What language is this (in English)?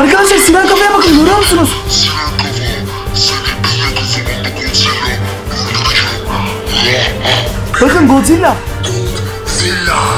Turkish